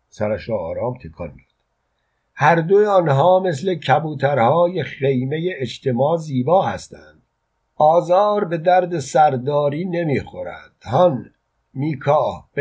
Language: Persian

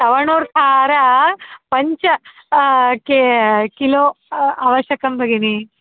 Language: Sanskrit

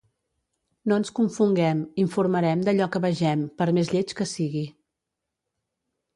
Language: Catalan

